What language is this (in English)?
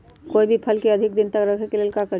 Magahi